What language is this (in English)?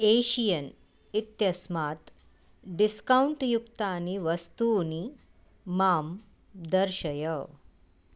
Sanskrit